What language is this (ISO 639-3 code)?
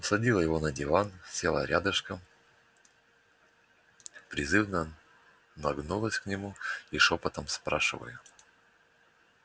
rus